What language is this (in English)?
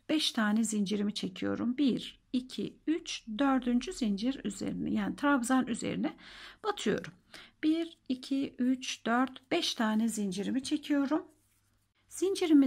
Turkish